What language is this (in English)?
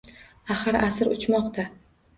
Uzbek